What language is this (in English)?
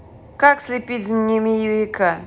Russian